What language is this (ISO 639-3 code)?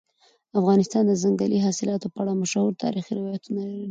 pus